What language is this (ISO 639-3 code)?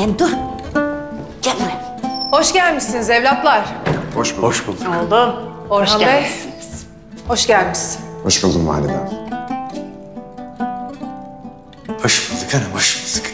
tur